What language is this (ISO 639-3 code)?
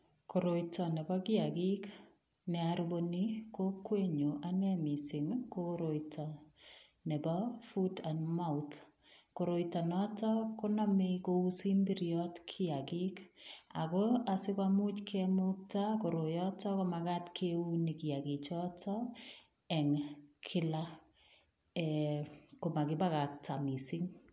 kln